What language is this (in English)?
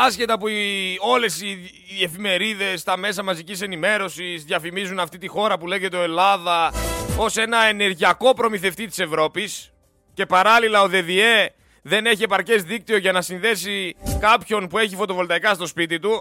Greek